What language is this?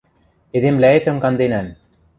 Western Mari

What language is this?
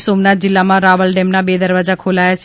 Gujarati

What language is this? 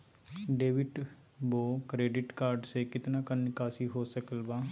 Magahi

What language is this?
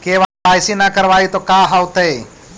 Magahi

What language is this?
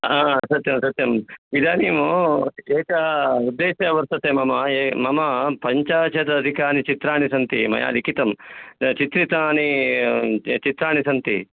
Sanskrit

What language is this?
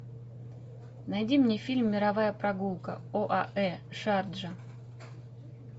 Russian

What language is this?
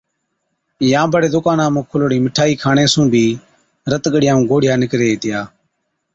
Od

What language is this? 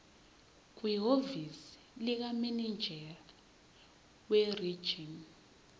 Zulu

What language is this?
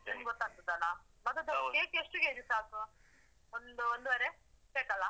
Kannada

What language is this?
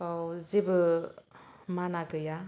Bodo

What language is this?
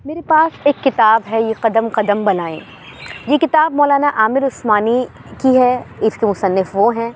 Urdu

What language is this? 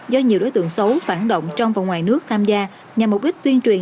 Vietnamese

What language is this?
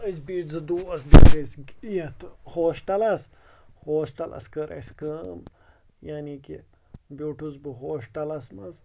Kashmiri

